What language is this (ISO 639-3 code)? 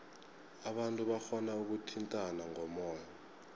nbl